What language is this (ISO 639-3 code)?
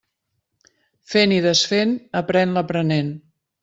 cat